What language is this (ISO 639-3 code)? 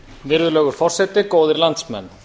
isl